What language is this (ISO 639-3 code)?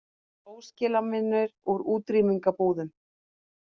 isl